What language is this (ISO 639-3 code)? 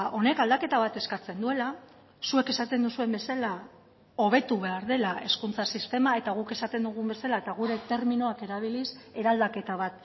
eus